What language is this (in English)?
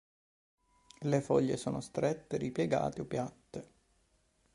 Italian